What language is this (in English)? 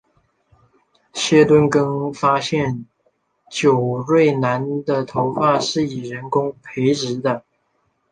Chinese